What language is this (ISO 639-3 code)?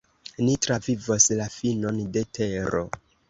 epo